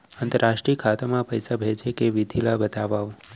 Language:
Chhattisgarhi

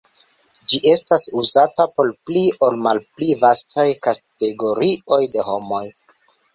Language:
Esperanto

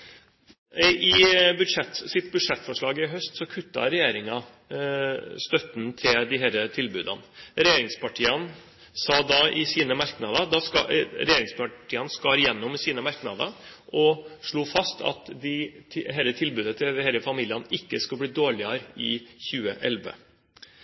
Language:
Norwegian Bokmål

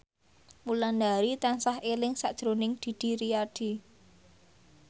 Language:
Javanese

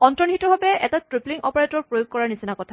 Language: Assamese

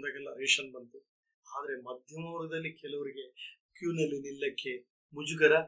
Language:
Kannada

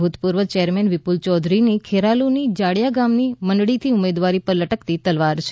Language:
Gujarati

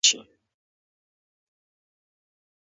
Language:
Pashto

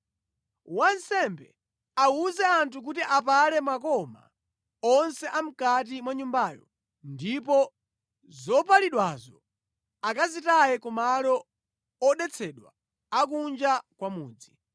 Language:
Nyanja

